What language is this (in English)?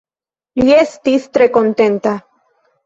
Esperanto